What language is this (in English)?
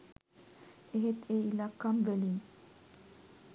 Sinhala